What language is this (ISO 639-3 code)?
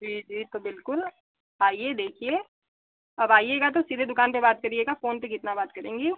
hin